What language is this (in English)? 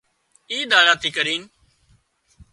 Wadiyara Koli